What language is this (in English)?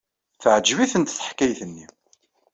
Kabyle